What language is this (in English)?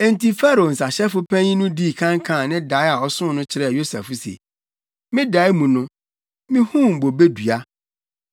Akan